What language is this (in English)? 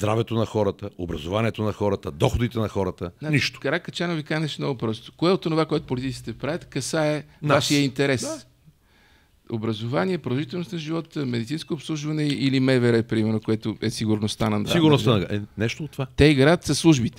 Bulgarian